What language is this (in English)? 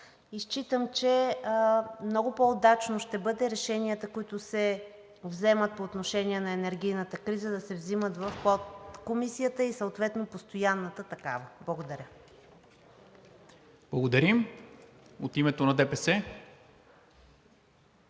Bulgarian